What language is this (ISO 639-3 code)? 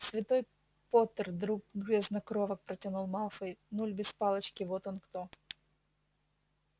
rus